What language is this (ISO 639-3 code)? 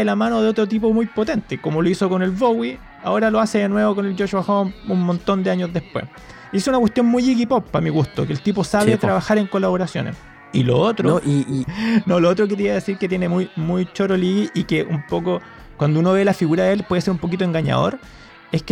spa